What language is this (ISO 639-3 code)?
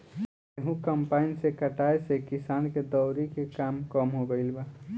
bho